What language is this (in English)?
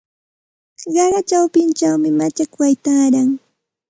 Santa Ana de Tusi Pasco Quechua